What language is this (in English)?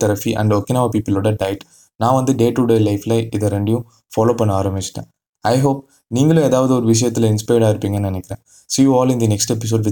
Tamil